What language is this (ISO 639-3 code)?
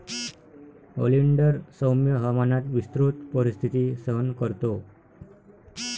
mar